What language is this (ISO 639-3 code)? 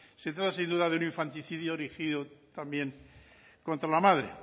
spa